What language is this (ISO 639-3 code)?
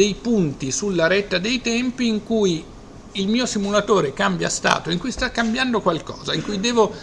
ita